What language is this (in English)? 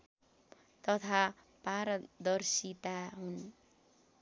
Nepali